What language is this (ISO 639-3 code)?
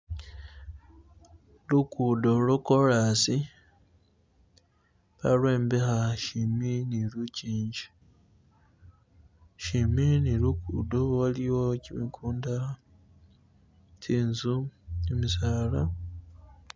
myx